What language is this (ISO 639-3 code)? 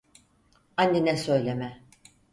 tur